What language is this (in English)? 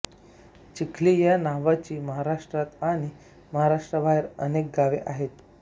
Marathi